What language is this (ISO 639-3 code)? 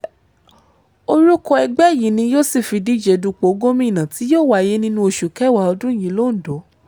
yor